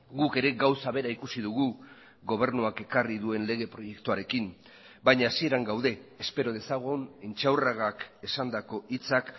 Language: Basque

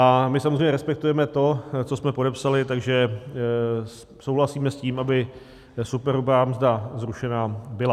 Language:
Czech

